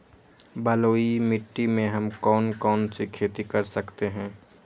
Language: Magahi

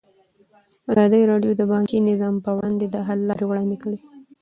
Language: Pashto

